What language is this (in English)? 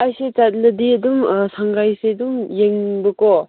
Manipuri